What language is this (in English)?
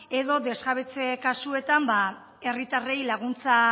Basque